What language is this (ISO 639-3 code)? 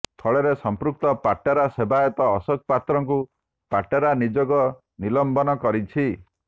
ori